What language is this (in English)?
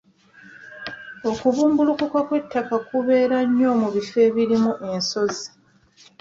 Ganda